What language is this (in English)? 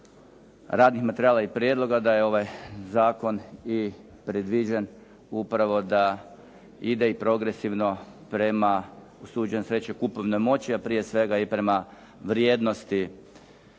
Croatian